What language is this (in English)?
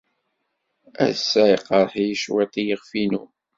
Kabyle